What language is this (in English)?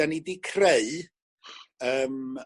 Welsh